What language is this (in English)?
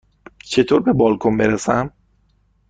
Persian